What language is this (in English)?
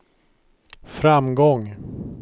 Swedish